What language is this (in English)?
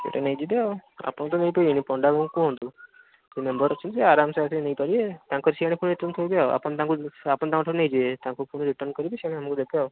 Odia